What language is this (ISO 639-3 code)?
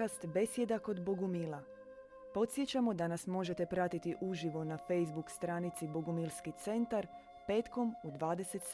hrv